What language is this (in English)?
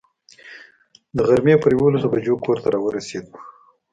Pashto